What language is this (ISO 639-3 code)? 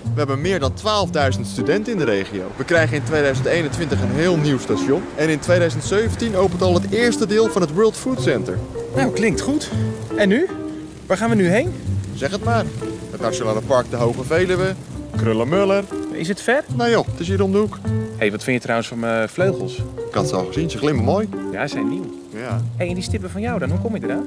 nld